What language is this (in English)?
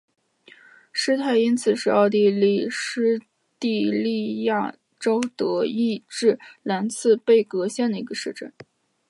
Chinese